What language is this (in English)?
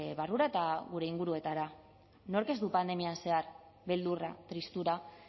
Basque